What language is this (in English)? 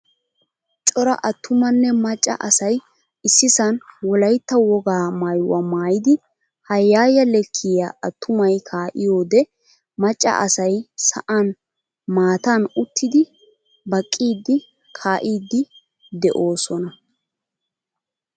Wolaytta